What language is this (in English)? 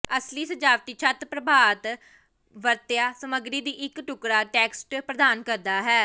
Punjabi